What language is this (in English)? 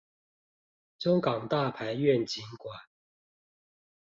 Chinese